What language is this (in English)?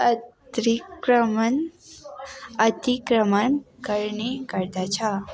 Nepali